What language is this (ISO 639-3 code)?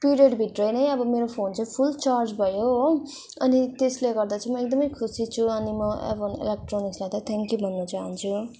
nep